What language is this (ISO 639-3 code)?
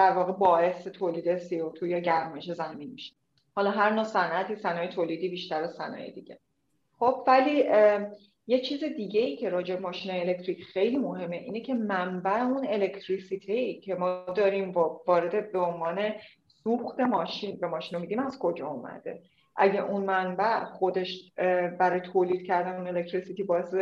fas